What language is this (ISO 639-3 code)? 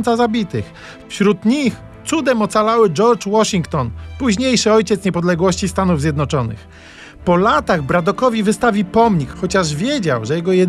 pol